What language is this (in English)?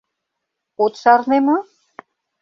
Mari